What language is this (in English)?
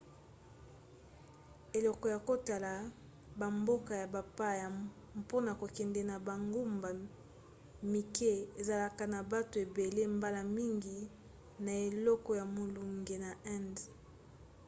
Lingala